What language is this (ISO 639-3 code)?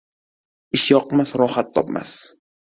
uzb